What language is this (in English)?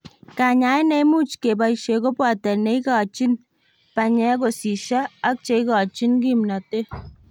Kalenjin